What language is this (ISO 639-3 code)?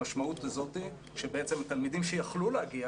heb